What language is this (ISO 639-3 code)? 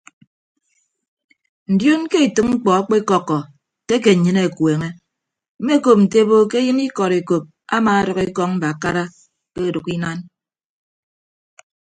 ibb